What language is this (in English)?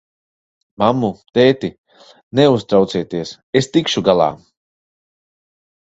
Latvian